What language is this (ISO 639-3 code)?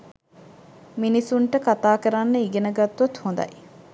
sin